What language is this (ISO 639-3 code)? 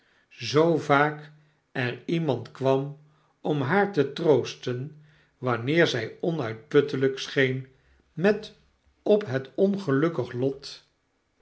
nld